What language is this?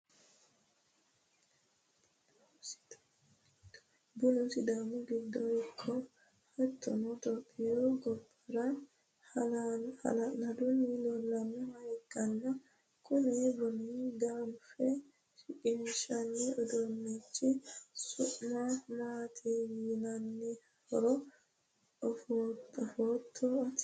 Sidamo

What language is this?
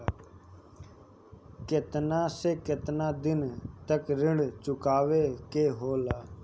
Bhojpuri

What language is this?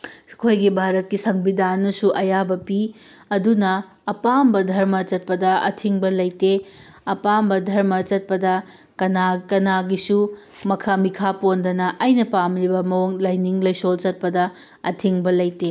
Manipuri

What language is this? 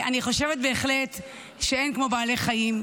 Hebrew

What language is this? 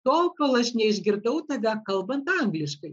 Lithuanian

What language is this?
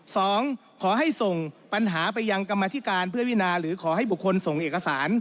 Thai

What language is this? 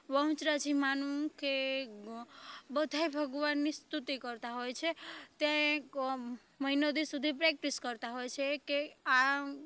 Gujarati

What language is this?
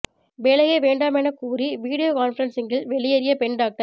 Tamil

